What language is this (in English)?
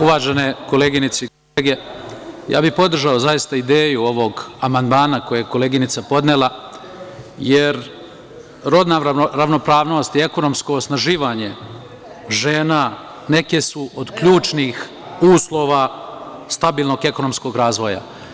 Serbian